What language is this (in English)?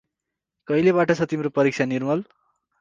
Nepali